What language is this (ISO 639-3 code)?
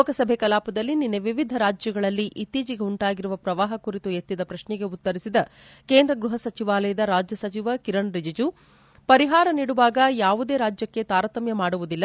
kan